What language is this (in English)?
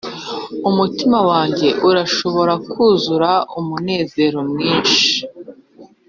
Kinyarwanda